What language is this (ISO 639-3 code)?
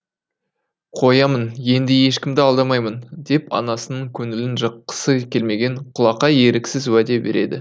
kaz